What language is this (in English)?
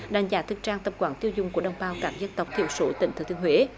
Vietnamese